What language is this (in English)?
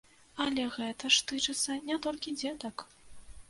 Belarusian